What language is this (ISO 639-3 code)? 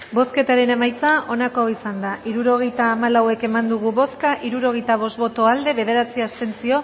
eus